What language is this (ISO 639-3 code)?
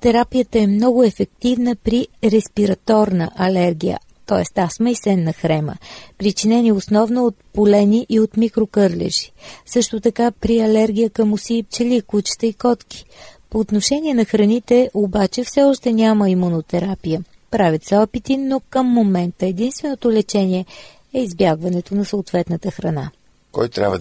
bul